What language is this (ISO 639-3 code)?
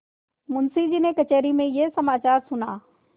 hin